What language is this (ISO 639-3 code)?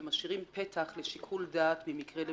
heb